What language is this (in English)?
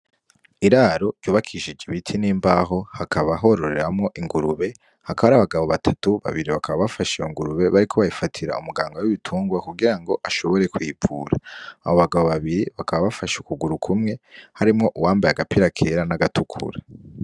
Rundi